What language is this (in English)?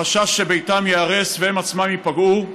Hebrew